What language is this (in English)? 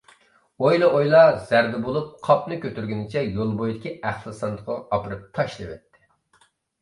Uyghur